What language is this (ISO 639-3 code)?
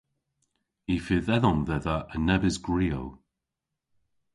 cor